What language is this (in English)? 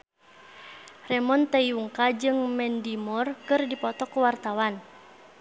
Sundanese